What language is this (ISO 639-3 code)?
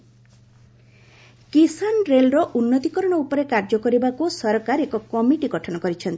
ori